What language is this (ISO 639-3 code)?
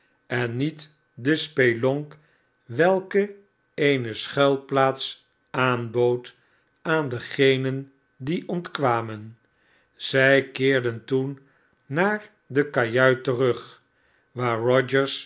nld